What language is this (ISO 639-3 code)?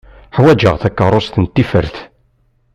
kab